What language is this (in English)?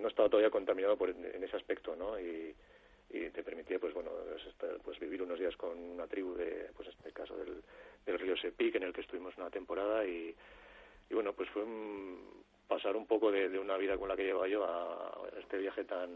Spanish